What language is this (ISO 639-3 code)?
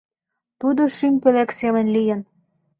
chm